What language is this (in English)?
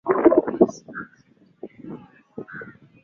Swahili